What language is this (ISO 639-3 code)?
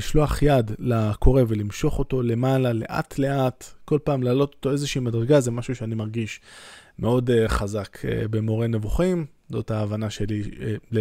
heb